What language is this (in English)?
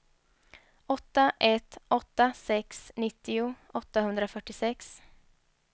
Swedish